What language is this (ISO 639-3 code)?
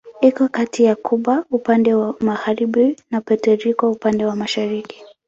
swa